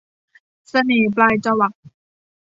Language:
Thai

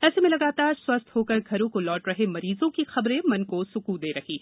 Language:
Hindi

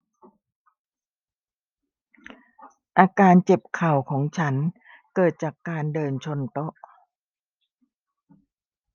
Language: Thai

